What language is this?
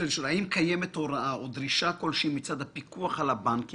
Hebrew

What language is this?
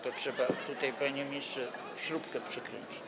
Polish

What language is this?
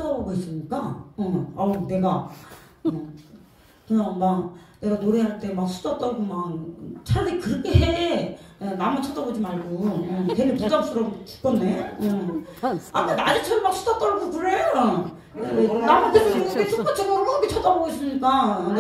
Korean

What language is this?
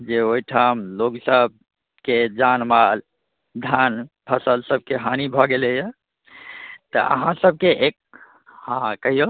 Maithili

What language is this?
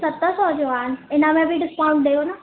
Sindhi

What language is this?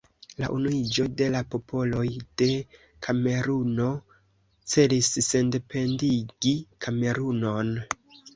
Esperanto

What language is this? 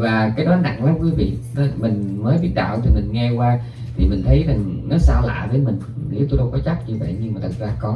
Vietnamese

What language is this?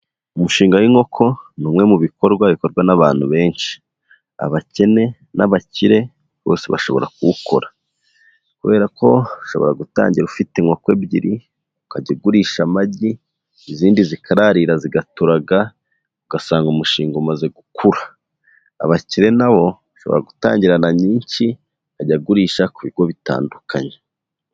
Kinyarwanda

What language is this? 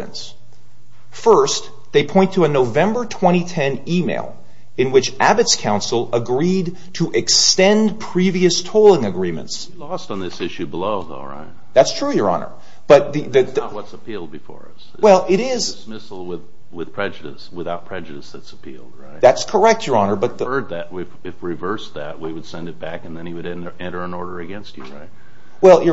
English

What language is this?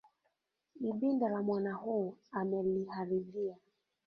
Swahili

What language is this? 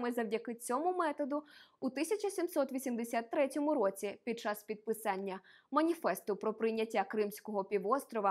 Ukrainian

